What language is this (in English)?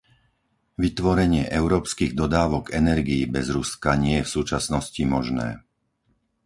Slovak